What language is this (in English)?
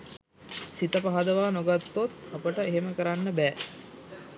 Sinhala